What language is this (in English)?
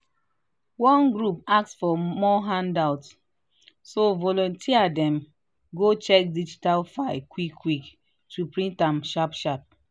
Nigerian Pidgin